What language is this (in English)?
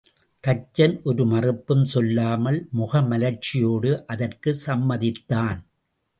Tamil